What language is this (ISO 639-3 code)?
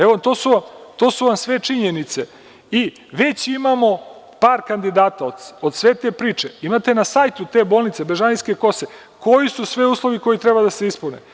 srp